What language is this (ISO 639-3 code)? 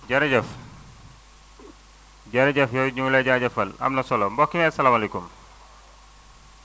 wol